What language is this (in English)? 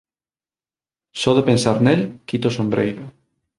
Galician